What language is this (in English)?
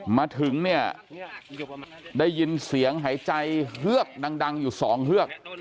Thai